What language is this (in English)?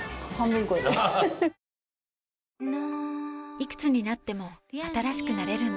Japanese